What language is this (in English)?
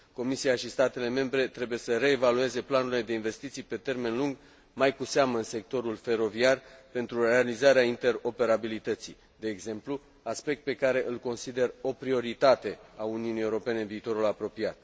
Romanian